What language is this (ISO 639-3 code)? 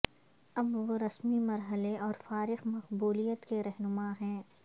urd